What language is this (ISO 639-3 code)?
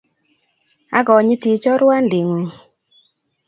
kln